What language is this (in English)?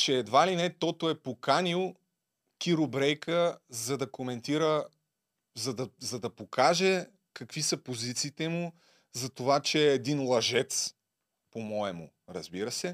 Bulgarian